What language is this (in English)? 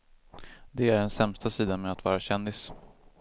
Swedish